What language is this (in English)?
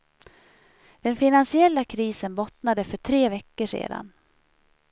Swedish